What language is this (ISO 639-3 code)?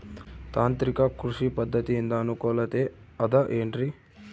kan